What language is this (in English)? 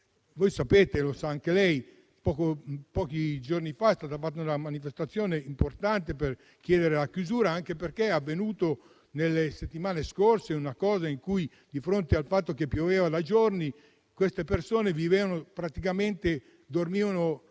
Italian